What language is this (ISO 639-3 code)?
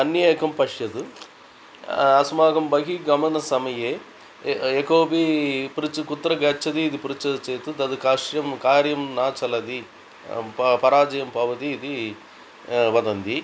san